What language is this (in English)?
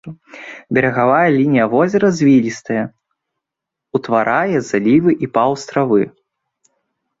Belarusian